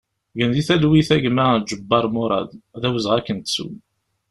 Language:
Kabyle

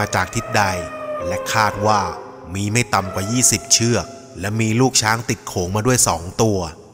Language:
Thai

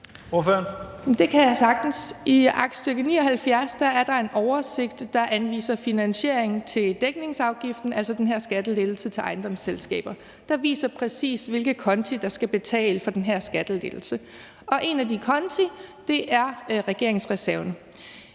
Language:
Danish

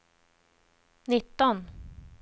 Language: Swedish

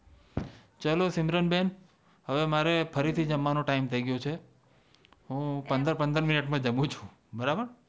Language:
Gujarati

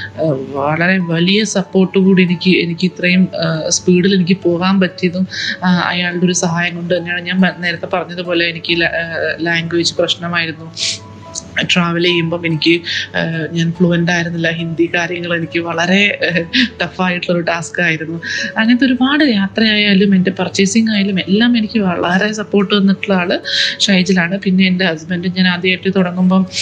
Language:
Malayalam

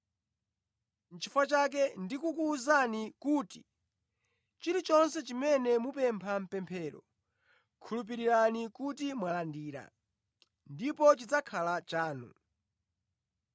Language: Nyanja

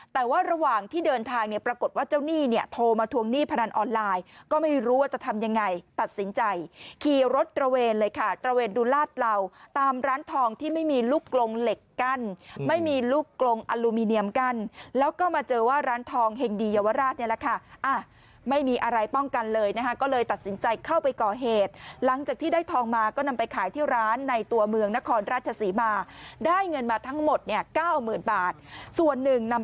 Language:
Thai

